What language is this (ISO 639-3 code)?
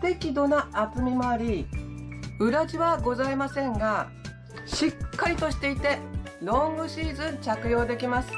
jpn